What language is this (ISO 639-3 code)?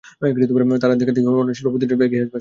ben